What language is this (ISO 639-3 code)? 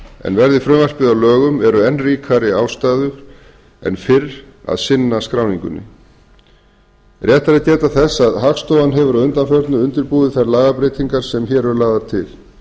isl